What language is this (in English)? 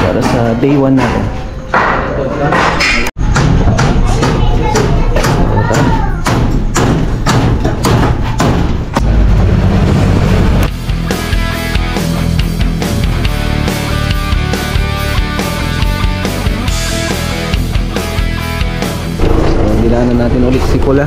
Filipino